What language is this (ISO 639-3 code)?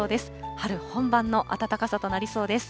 jpn